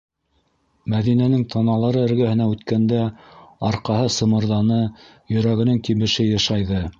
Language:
Bashkir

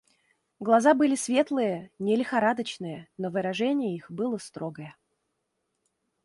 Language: Russian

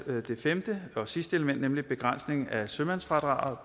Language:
Danish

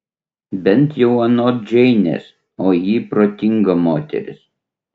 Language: Lithuanian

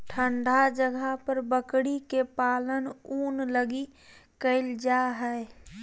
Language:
Magahi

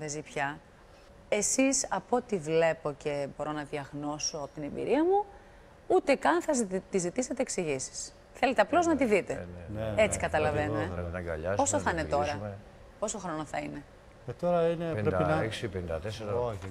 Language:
Greek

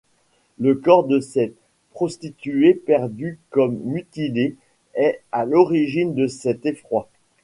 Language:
French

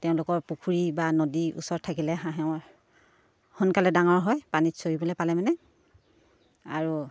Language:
Assamese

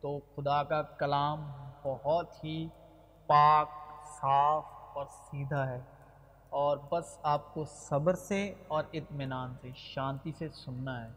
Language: Urdu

